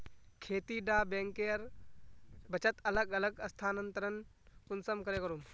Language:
Magahi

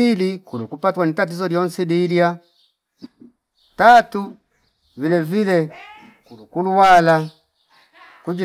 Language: Fipa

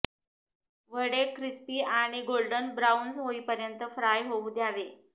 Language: Marathi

